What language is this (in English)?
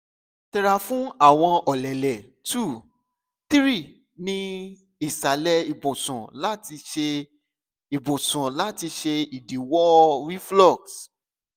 Yoruba